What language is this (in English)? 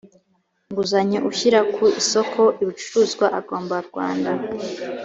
Kinyarwanda